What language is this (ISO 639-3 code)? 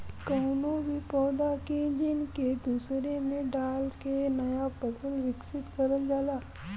bho